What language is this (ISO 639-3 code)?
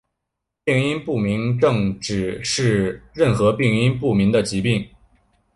zho